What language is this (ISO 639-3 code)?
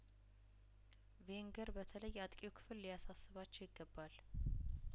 amh